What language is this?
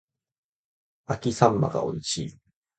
Japanese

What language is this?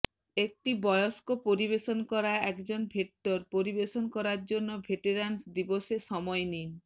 Bangla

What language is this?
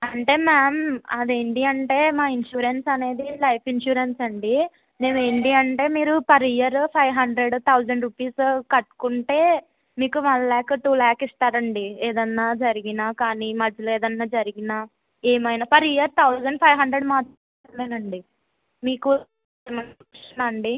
Telugu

